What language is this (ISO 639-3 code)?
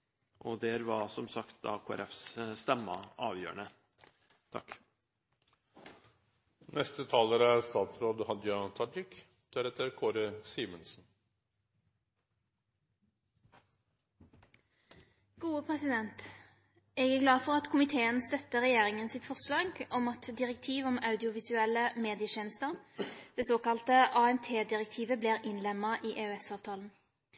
nor